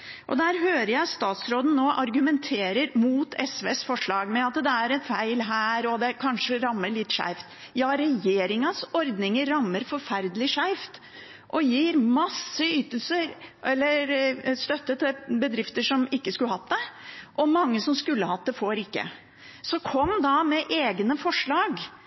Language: Norwegian Bokmål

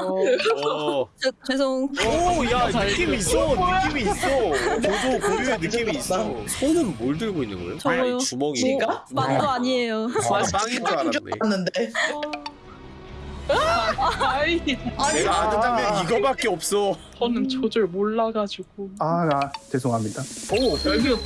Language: Korean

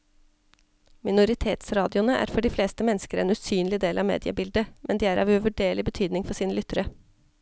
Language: Norwegian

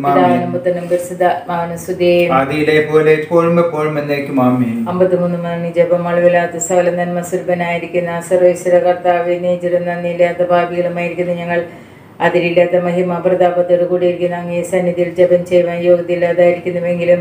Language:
Malayalam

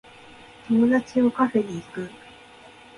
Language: Japanese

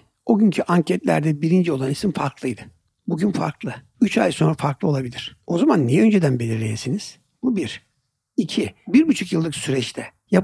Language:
Turkish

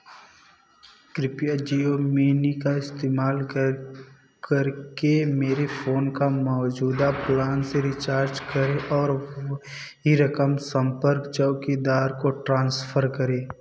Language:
Hindi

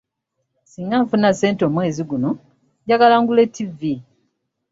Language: Ganda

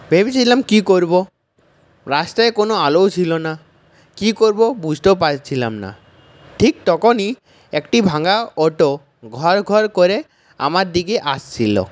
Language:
Bangla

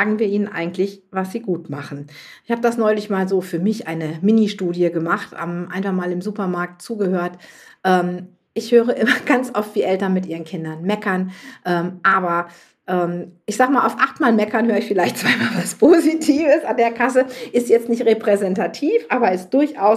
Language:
German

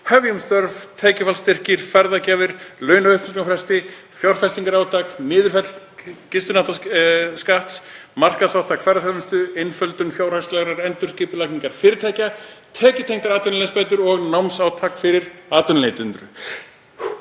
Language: Icelandic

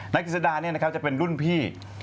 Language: Thai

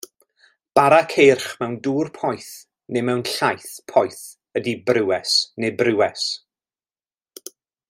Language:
Welsh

